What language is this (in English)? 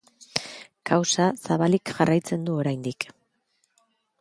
Basque